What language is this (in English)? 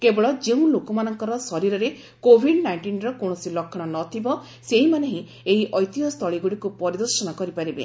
Odia